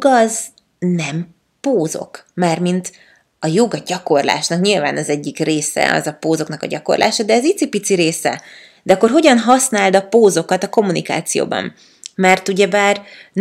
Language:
Hungarian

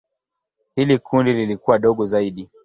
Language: Swahili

